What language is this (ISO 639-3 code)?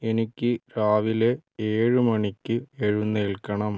mal